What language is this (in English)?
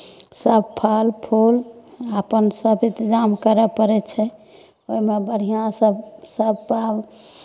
Maithili